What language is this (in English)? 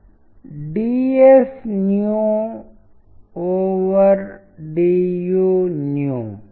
Telugu